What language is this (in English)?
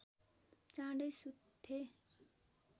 Nepali